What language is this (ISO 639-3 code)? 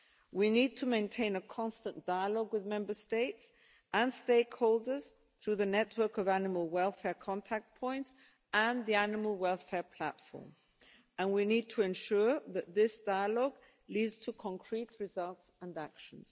eng